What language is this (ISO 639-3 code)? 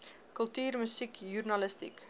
afr